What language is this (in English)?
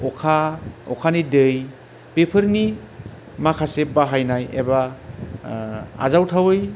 Bodo